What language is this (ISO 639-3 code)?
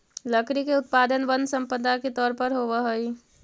mag